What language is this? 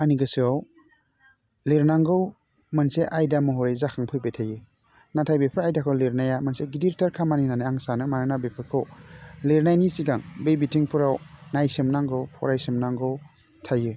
Bodo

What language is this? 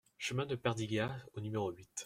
French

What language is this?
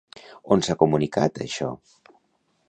Catalan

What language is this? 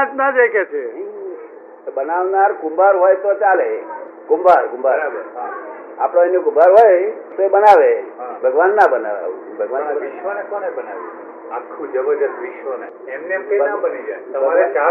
Gujarati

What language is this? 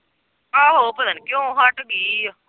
Punjabi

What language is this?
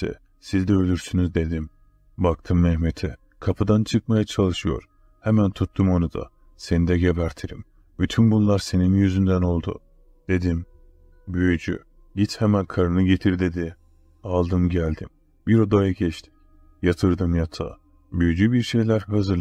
Turkish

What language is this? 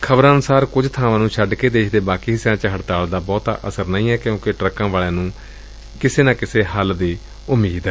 Punjabi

